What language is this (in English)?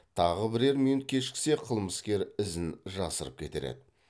Kazakh